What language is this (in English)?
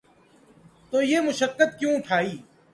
Urdu